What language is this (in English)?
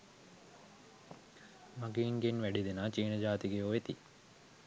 Sinhala